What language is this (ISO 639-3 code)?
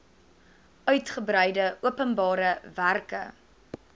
afr